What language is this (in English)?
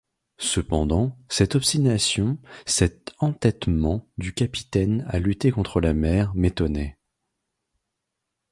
French